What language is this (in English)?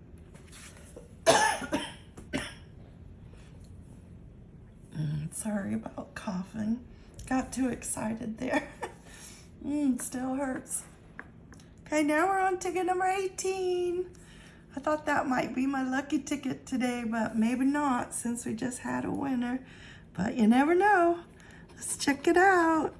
English